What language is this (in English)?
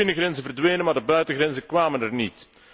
Dutch